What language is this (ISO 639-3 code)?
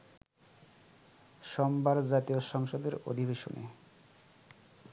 ben